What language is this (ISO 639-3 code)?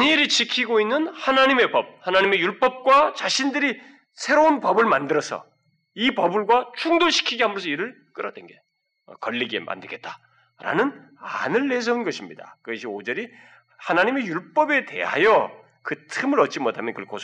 kor